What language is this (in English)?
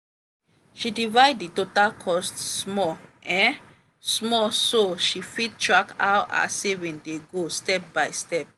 Nigerian Pidgin